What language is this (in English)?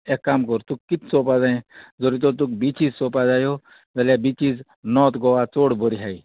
Konkani